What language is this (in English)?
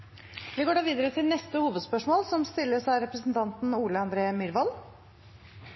Norwegian Bokmål